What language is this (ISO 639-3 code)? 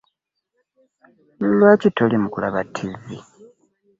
lug